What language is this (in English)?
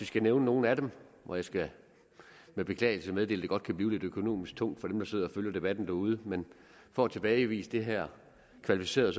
Danish